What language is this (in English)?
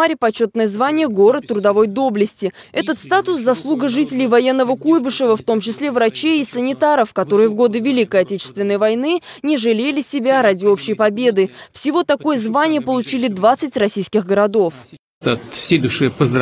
Russian